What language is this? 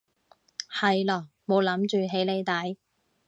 Cantonese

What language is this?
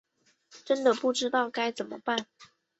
Chinese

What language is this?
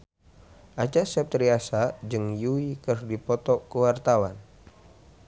Sundanese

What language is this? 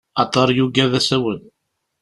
Kabyle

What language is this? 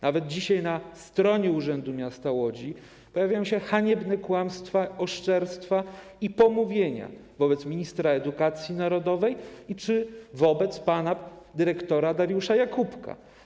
Polish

